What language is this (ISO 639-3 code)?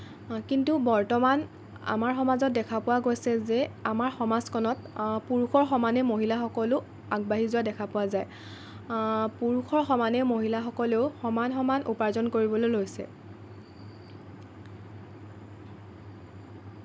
asm